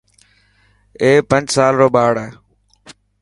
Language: Dhatki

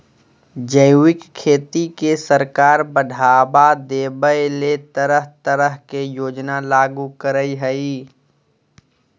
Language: Magahi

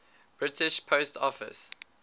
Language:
English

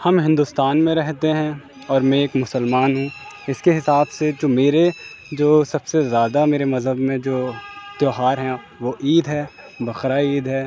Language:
Urdu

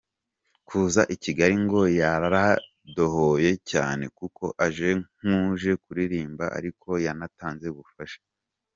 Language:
Kinyarwanda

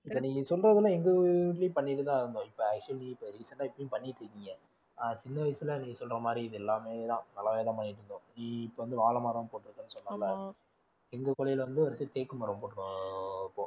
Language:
Tamil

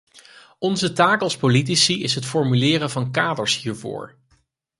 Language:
Dutch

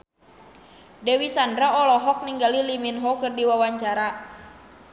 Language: Sundanese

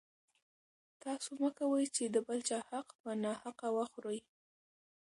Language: Pashto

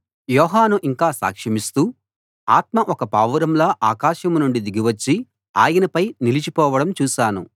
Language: Telugu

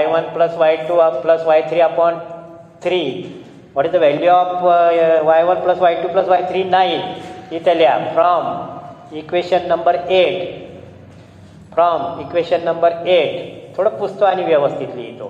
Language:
Indonesian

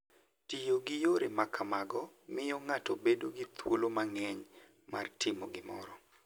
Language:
Luo (Kenya and Tanzania)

